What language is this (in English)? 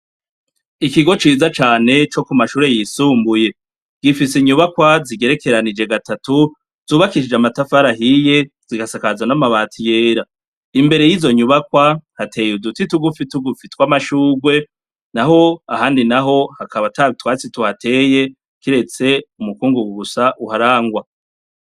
Rundi